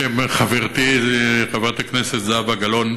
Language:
Hebrew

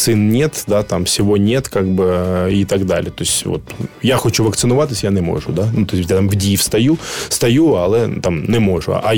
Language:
Ukrainian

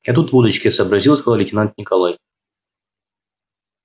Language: Russian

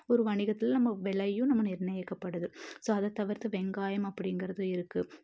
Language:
Tamil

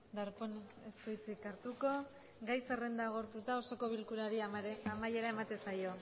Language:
Basque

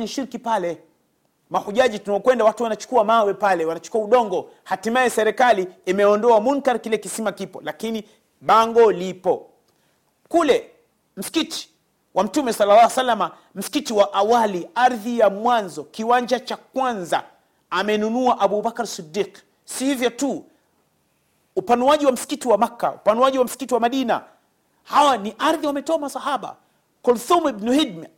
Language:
Swahili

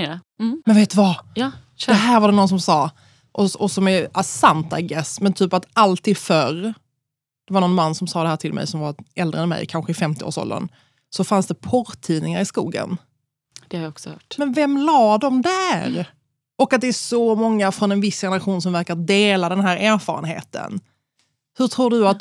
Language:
Swedish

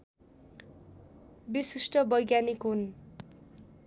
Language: Nepali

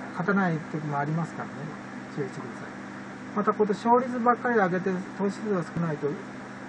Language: Japanese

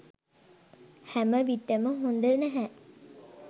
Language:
Sinhala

